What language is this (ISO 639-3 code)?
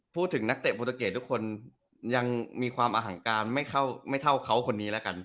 tha